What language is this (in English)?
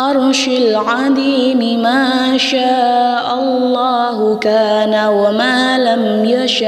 Arabic